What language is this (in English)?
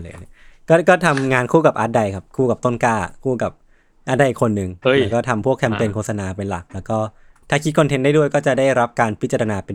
Thai